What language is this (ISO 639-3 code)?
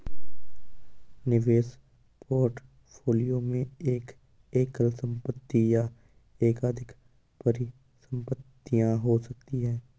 hin